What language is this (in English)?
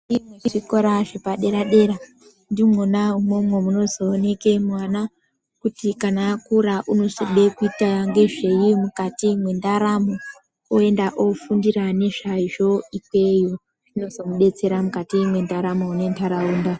Ndau